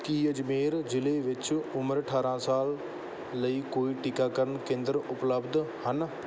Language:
Punjabi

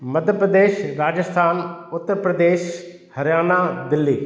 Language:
Sindhi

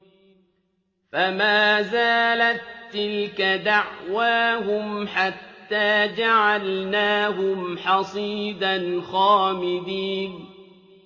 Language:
Arabic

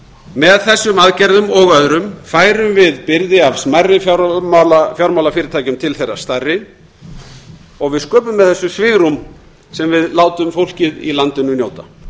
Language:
Icelandic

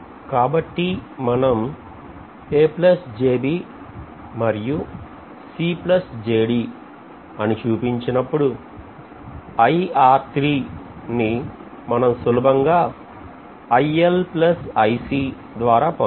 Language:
Telugu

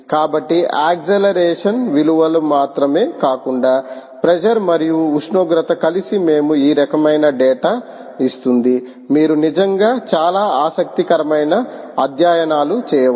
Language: Telugu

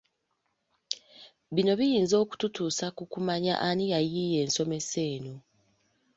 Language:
Ganda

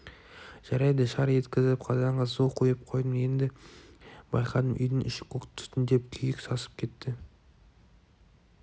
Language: Kazakh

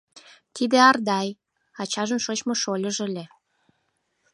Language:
Mari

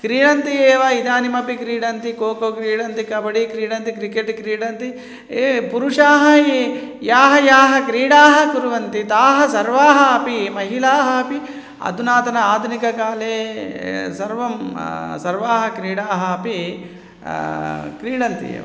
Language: Sanskrit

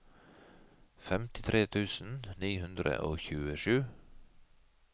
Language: Norwegian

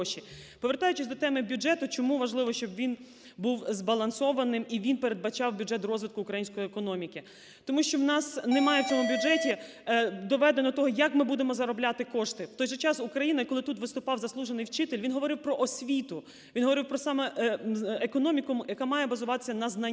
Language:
Ukrainian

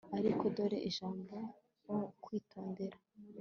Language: Kinyarwanda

